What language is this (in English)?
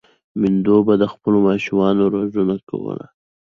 Pashto